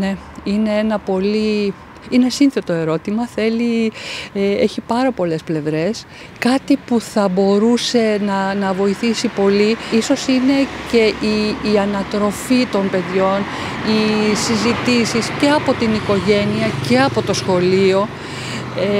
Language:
Greek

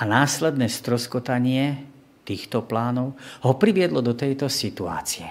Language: Slovak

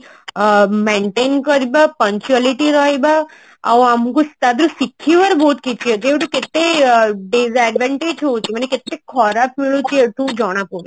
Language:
Odia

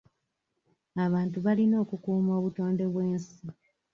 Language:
Ganda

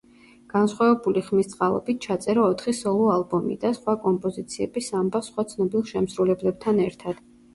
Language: Georgian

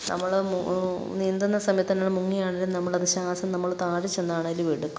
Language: Malayalam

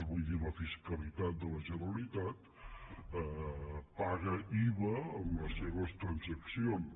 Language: Catalan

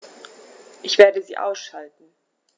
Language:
German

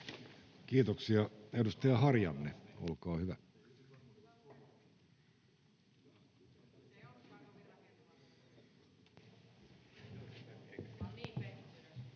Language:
Finnish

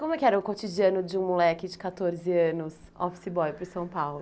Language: Portuguese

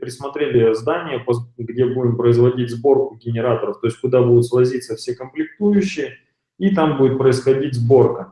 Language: Russian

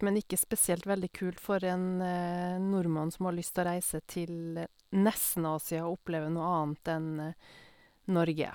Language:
Norwegian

